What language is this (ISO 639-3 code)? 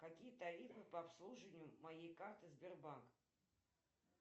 rus